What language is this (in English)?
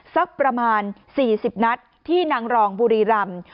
Thai